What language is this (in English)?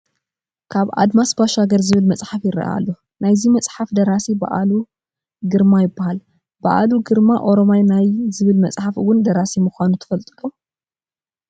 Tigrinya